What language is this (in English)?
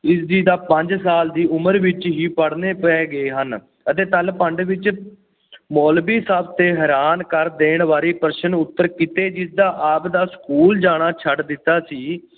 Punjabi